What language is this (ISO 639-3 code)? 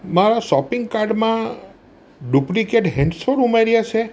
guj